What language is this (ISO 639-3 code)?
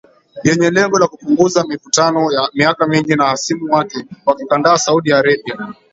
swa